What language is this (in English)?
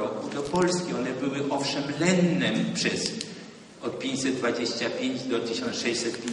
Polish